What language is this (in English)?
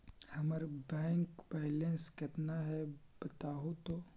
Magahi